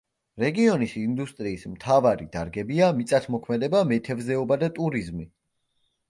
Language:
Georgian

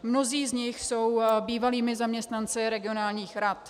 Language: Czech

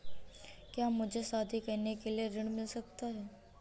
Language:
Hindi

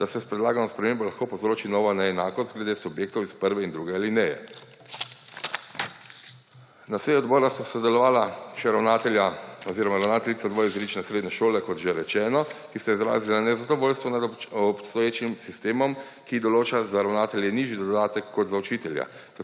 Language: Slovenian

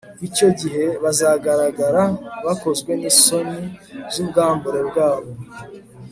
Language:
Kinyarwanda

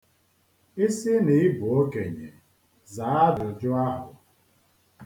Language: Igbo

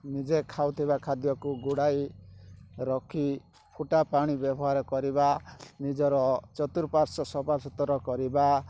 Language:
Odia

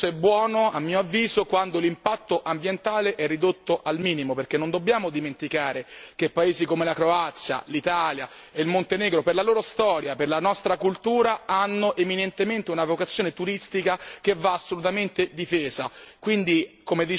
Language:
Italian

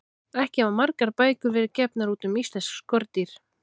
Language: Icelandic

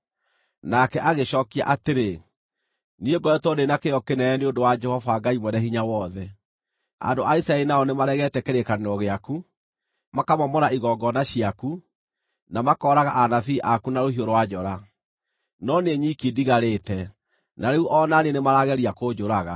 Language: Kikuyu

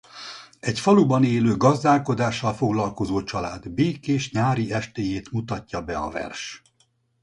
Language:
Hungarian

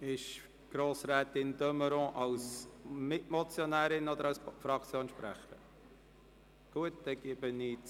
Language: Swiss German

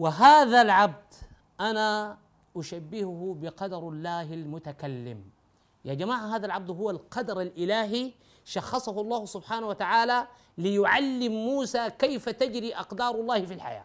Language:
Arabic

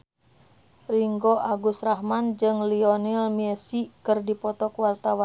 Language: Sundanese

